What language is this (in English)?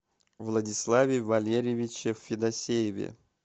Russian